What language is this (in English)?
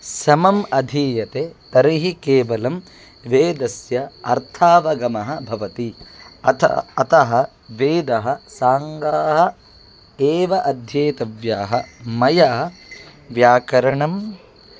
Sanskrit